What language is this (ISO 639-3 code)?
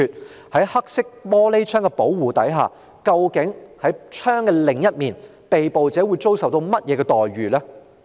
yue